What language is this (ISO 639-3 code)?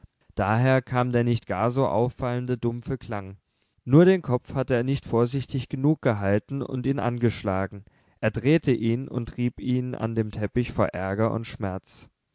deu